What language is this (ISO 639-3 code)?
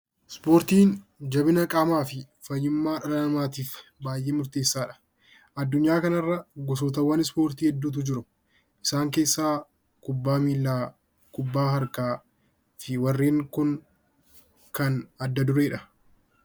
orm